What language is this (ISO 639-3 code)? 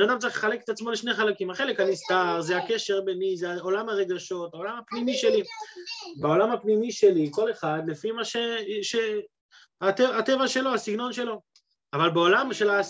heb